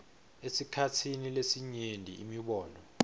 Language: Swati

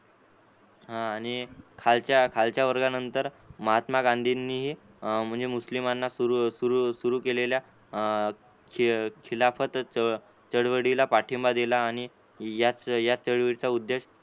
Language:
Marathi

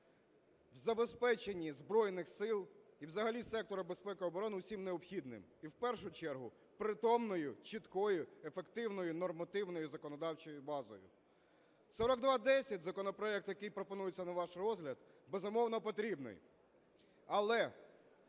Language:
Ukrainian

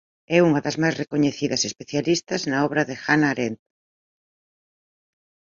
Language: Galician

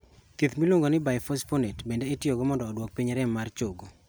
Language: Luo (Kenya and Tanzania)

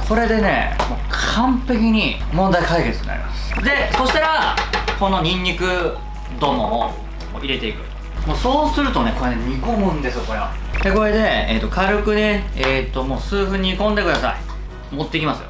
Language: Japanese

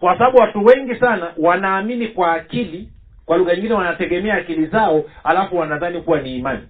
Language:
Swahili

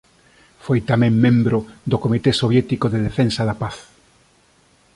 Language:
Galician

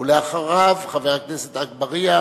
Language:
Hebrew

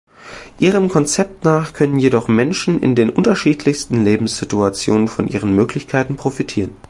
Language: German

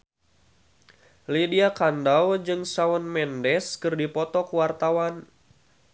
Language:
Sundanese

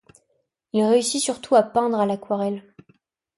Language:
French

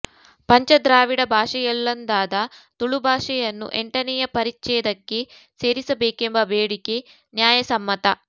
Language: Kannada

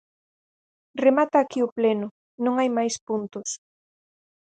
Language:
Galician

